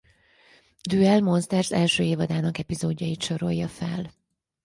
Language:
Hungarian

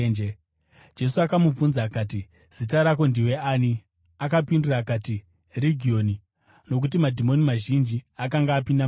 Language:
Shona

